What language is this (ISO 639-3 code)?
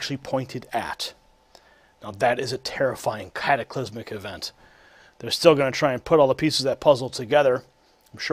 eng